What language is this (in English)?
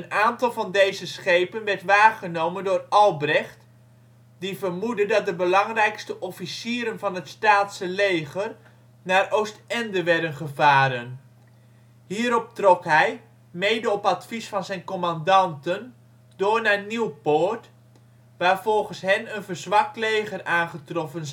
Dutch